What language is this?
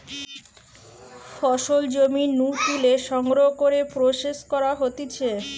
Bangla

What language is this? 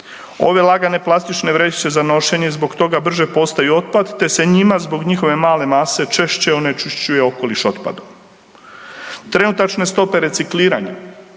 Croatian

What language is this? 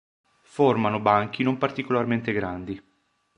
Italian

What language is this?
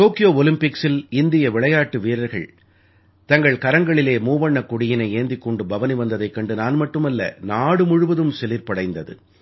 Tamil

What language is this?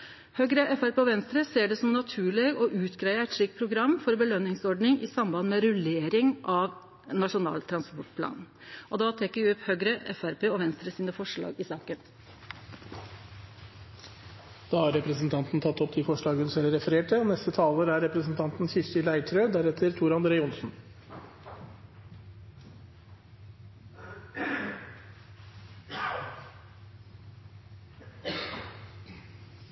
Norwegian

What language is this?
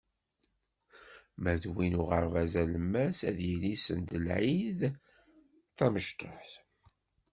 Kabyle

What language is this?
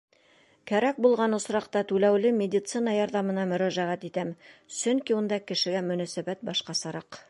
Bashkir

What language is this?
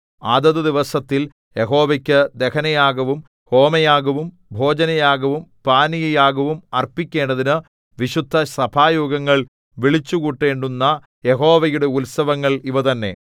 Malayalam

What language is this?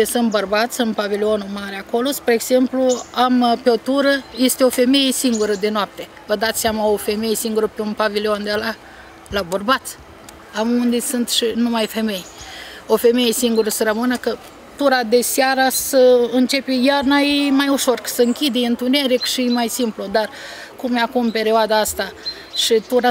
Romanian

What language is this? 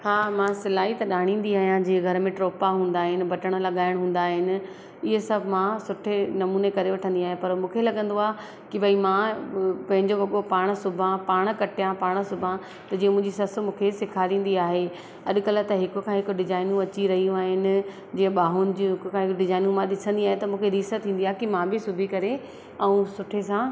Sindhi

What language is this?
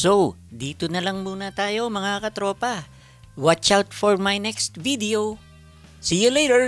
Filipino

